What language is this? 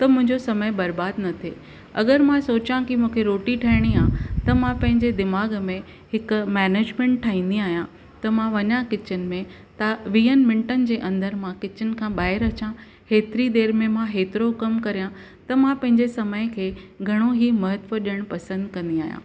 Sindhi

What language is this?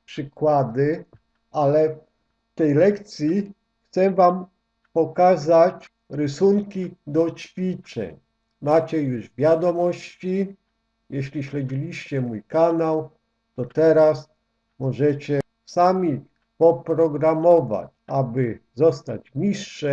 Polish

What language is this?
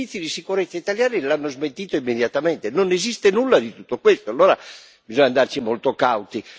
Italian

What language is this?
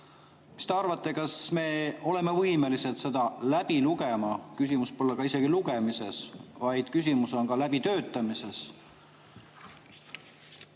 Estonian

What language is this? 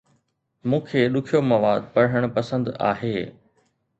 Sindhi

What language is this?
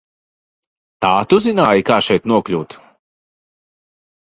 Latvian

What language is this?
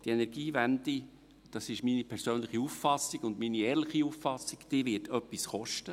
Swiss German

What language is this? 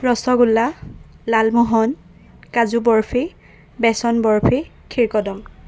Assamese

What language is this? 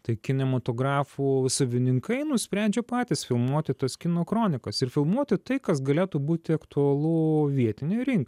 Lithuanian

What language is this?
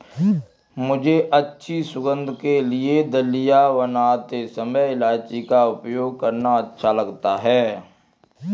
Hindi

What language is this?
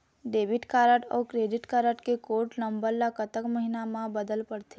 Chhattisgarhi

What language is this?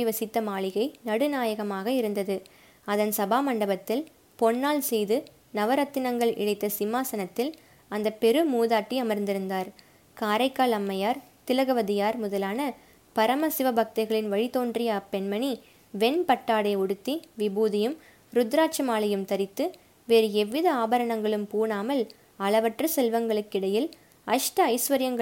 Tamil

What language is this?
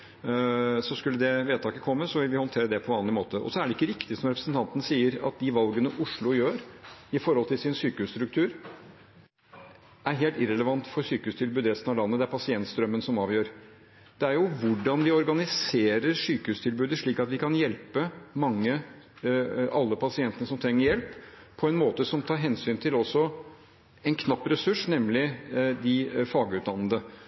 Norwegian Bokmål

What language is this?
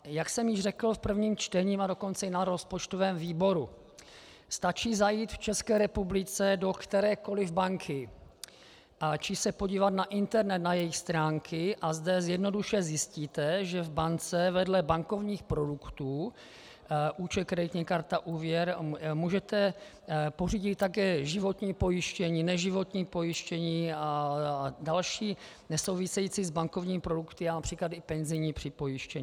Czech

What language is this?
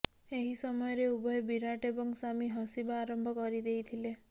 Odia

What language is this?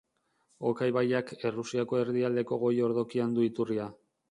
Basque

